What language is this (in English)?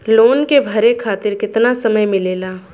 Bhojpuri